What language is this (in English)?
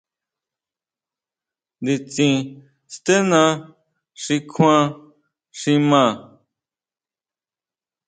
Huautla Mazatec